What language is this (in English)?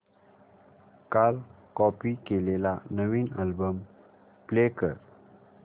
Marathi